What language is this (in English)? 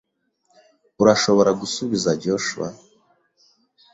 Kinyarwanda